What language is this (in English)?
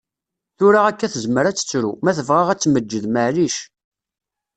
Kabyle